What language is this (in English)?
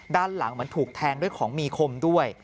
Thai